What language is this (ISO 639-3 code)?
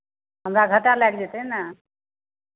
mai